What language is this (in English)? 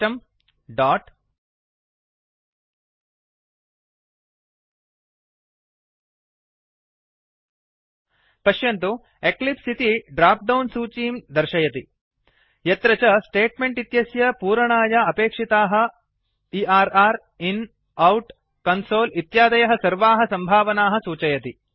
Sanskrit